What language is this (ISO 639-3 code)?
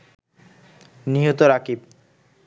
ben